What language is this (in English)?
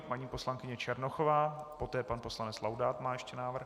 Czech